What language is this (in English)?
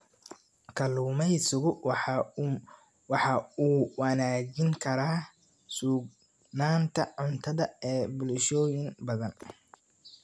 Somali